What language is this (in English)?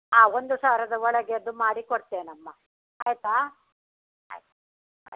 Kannada